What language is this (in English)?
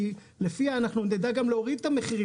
Hebrew